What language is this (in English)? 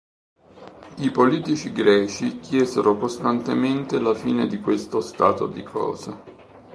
Italian